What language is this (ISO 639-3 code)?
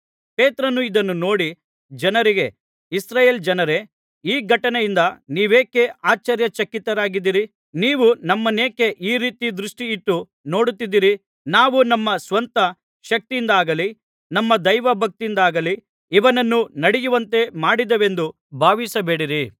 kan